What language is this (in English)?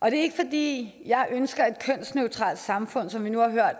Danish